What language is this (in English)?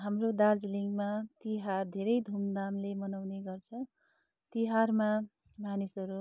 Nepali